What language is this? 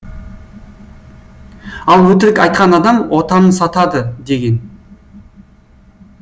Kazakh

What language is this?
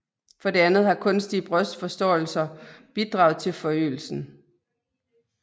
Danish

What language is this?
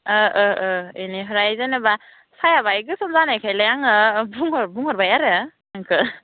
Bodo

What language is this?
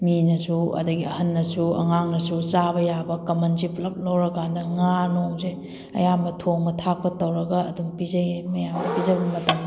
Manipuri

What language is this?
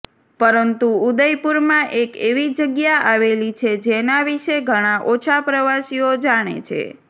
Gujarati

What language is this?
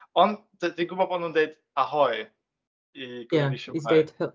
Welsh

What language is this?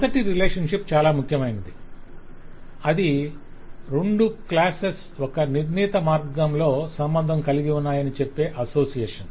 Telugu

